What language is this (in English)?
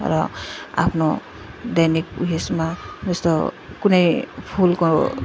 Nepali